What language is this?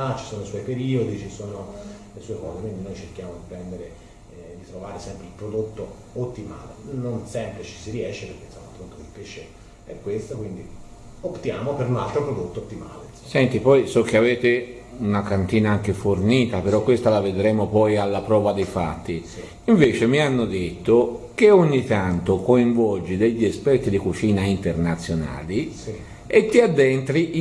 Italian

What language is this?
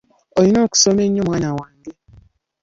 Ganda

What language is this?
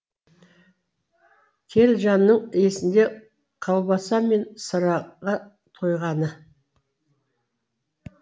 Kazakh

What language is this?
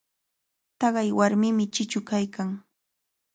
Cajatambo North Lima Quechua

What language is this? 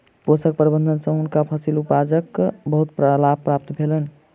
Maithili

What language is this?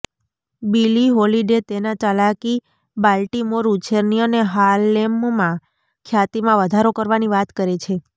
Gujarati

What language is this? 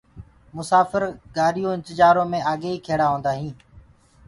Gurgula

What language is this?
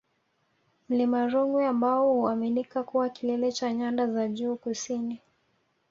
Swahili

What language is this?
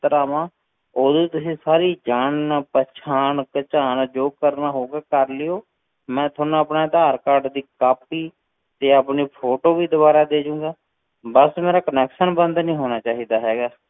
Punjabi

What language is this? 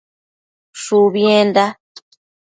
Matsés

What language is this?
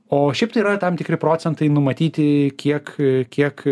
Lithuanian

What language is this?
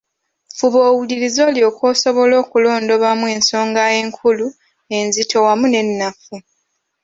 Ganda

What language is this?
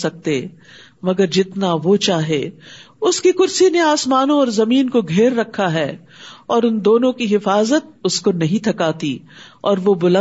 Urdu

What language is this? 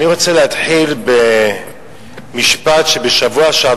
Hebrew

